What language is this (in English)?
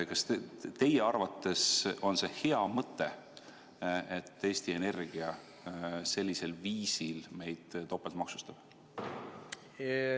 Estonian